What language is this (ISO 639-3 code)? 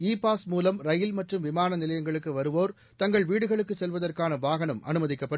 tam